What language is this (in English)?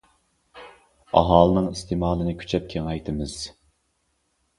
Uyghur